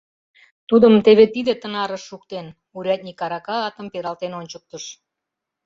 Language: Mari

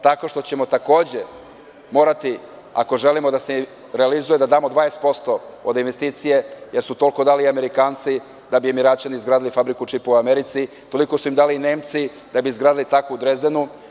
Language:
Serbian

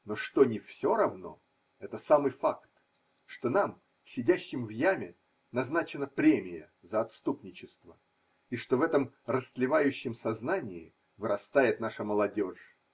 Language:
Russian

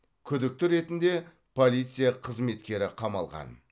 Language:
Kazakh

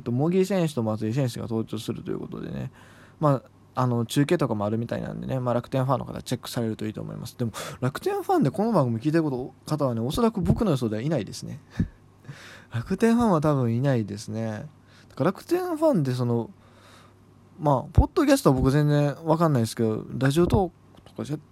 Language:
Japanese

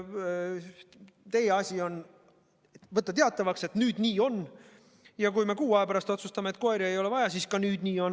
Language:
Estonian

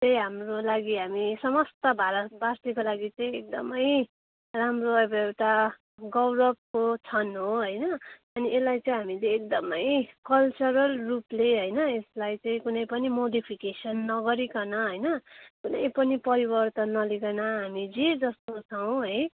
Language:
Nepali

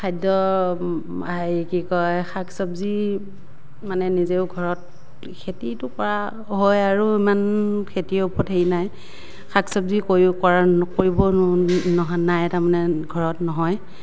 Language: Assamese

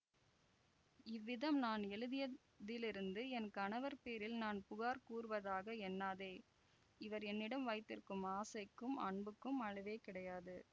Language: Tamil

